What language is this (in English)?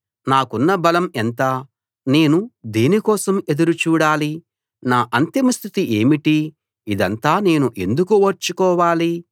Telugu